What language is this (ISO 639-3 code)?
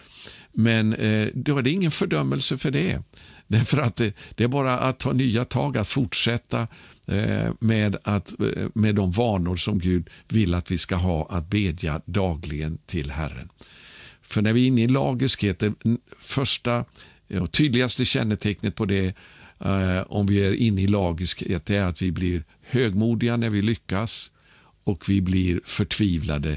swe